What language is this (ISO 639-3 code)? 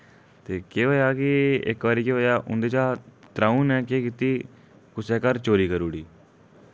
doi